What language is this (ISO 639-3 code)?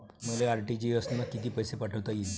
mar